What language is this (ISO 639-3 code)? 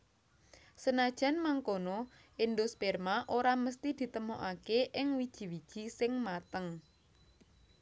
jav